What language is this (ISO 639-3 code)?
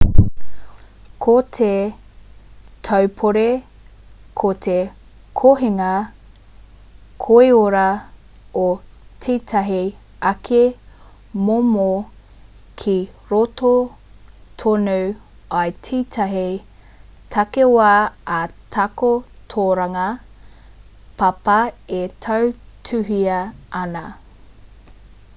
mri